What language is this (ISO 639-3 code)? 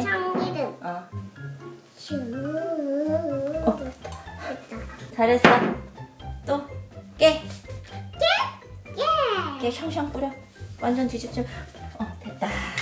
kor